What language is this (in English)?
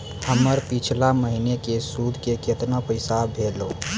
Maithili